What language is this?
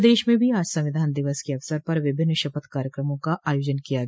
Hindi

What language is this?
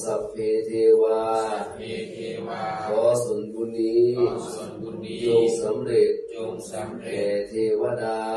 Thai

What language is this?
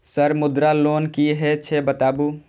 Maithili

